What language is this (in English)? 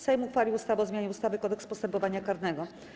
Polish